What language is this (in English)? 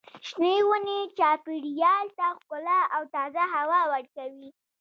Pashto